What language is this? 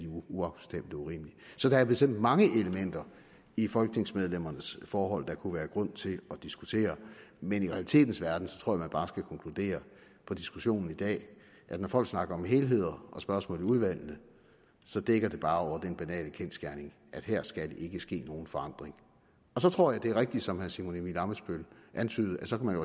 Danish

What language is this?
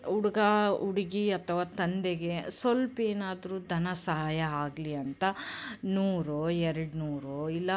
Kannada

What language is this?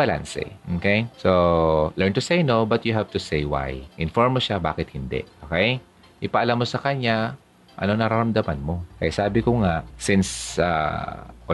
Filipino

